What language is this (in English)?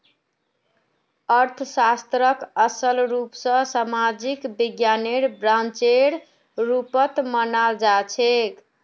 Magahi